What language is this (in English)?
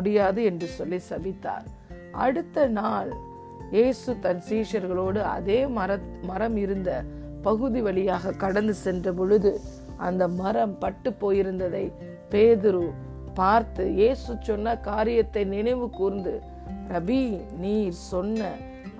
Tamil